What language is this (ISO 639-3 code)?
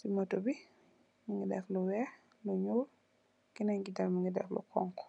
wol